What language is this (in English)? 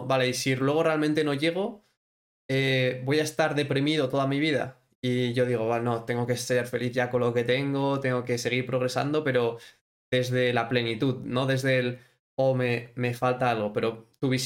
Spanish